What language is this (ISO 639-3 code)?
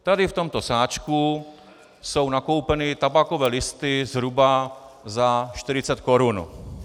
ces